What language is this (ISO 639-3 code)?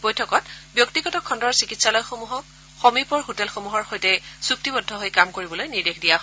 asm